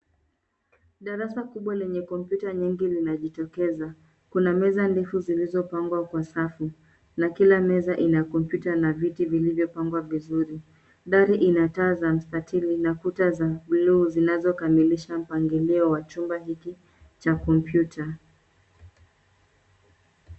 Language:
Swahili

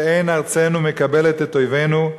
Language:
Hebrew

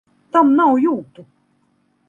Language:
Latvian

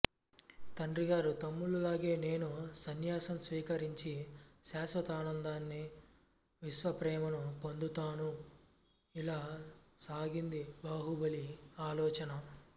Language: Telugu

